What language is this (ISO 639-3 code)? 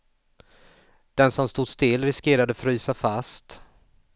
swe